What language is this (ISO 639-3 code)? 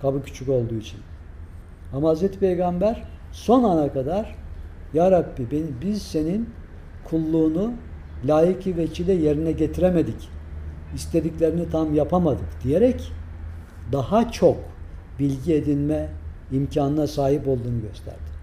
tur